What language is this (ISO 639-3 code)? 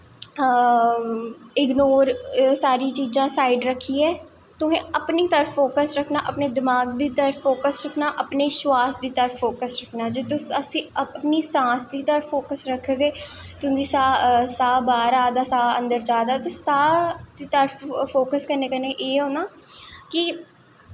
doi